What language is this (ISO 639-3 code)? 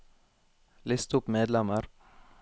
nor